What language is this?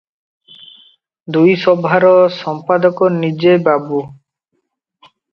Odia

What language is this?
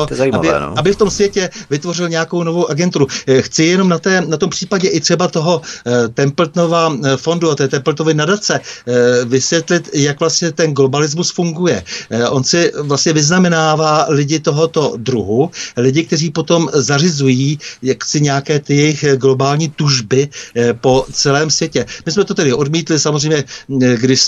Czech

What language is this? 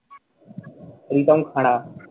Bangla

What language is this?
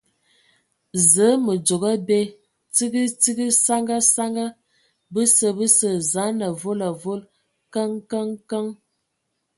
Ewondo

